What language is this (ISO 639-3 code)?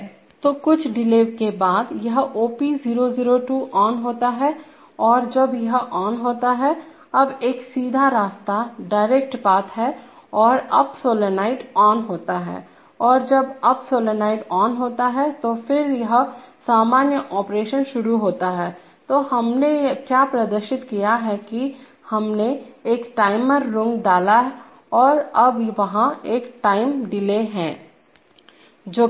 hin